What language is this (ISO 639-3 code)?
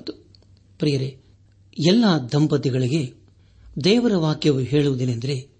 kan